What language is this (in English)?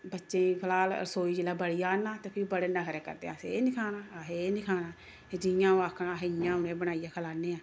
Dogri